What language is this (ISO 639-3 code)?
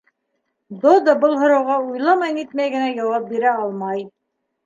bak